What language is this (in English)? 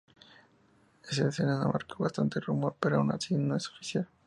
Spanish